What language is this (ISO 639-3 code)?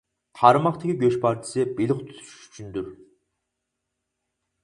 uig